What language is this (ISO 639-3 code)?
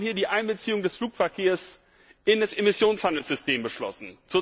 deu